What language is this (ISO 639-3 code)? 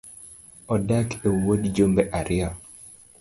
luo